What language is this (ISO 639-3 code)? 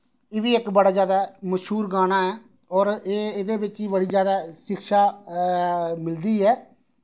doi